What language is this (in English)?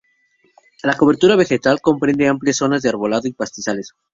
Spanish